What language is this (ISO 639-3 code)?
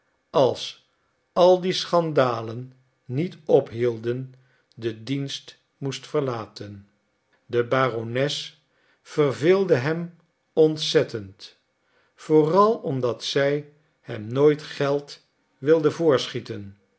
nld